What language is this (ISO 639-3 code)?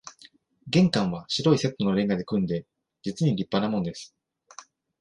jpn